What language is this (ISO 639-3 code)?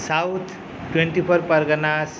san